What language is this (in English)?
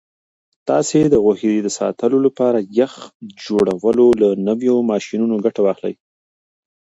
Pashto